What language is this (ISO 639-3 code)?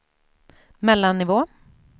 swe